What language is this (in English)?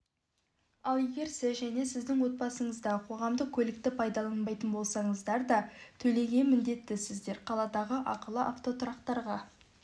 Kazakh